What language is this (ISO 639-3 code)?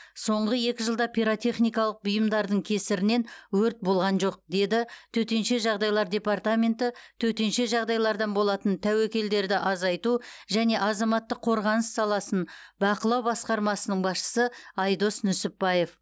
kaz